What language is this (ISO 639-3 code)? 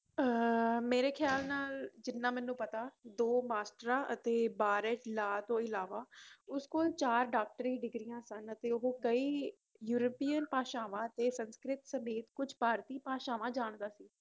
pan